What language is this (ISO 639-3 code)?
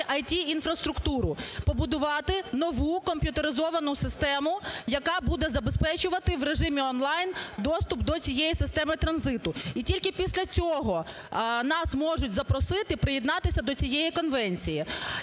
ukr